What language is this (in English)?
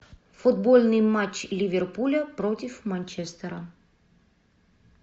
Russian